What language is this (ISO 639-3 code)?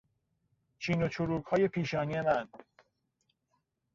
fas